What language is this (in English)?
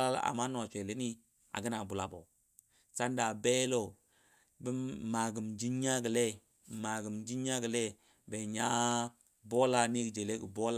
Dadiya